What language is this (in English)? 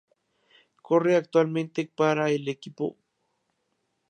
Spanish